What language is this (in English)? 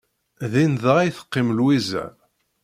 Kabyle